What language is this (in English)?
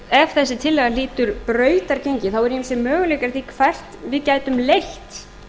Icelandic